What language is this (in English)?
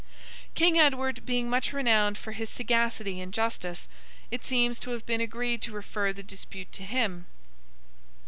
English